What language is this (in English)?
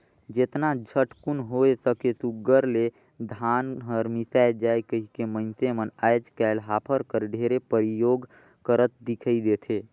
Chhattisgarhi